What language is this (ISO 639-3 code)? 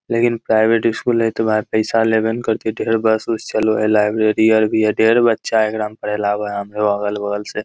mag